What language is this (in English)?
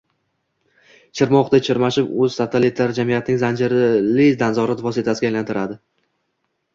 Uzbek